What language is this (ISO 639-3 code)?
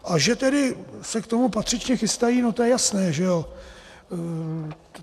ces